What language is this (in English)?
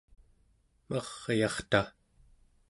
Central Yupik